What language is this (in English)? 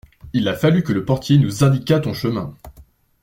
French